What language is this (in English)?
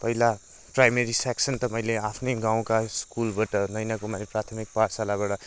Nepali